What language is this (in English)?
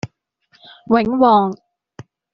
Cantonese